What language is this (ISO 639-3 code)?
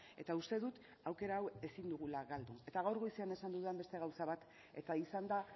eus